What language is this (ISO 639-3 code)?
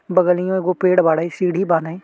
bho